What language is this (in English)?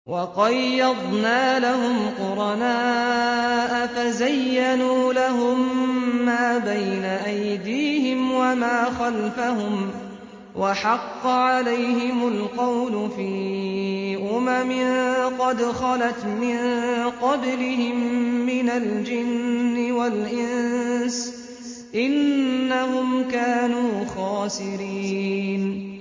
Arabic